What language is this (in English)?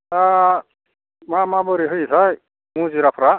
Bodo